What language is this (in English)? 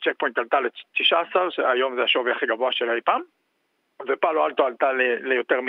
Hebrew